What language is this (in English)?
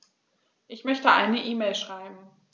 German